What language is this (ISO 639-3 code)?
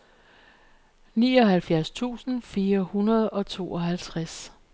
dan